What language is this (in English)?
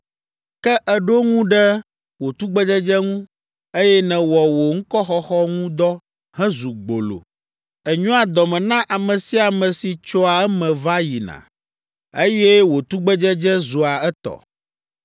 Ewe